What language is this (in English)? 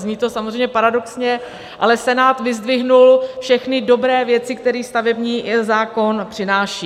Czech